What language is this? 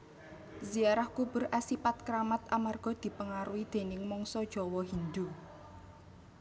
Javanese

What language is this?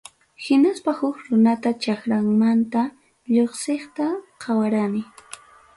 Ayacucho Quechua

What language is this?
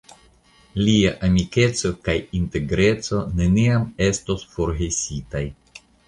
Esperanto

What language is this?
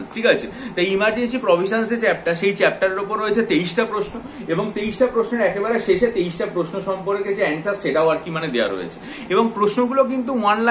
Hindi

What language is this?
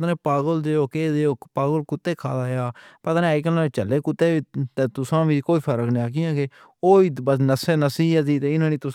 Pahari-Potwari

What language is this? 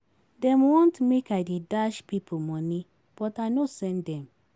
Nigerian Pidgin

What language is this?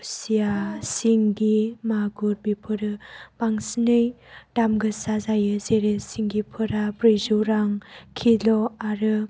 Bodo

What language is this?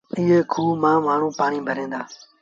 Sindhi Bhil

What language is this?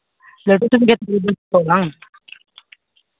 Santali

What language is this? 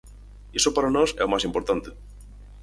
Galician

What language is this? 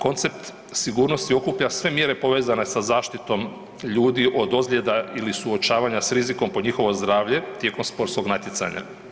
Croatian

